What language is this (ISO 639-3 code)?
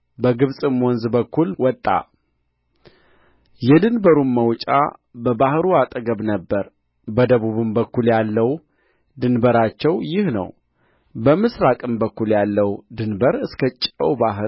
amh